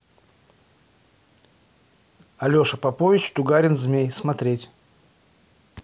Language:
Russian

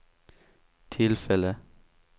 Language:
Swedish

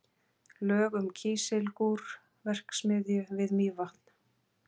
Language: Icelandic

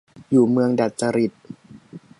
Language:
Thai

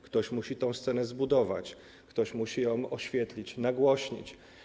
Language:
Polish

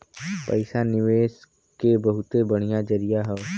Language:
Bhojpuri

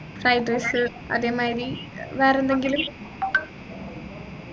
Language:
Malayalam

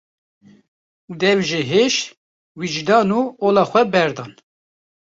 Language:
Kurdish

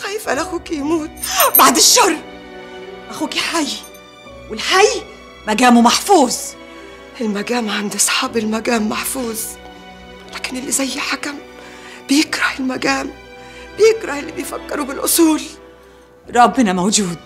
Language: Arabic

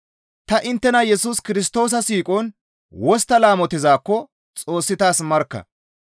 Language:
Gamo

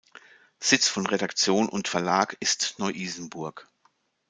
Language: German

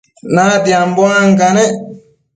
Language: Matsés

